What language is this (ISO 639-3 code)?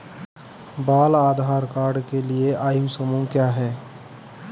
hin